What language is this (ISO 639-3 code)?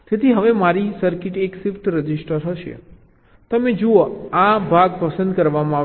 guj